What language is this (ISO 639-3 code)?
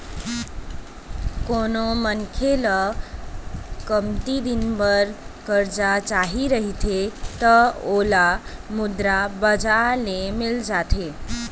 hne